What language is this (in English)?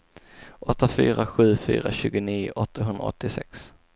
Swedish